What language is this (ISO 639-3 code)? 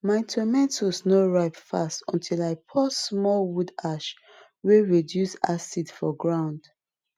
pcm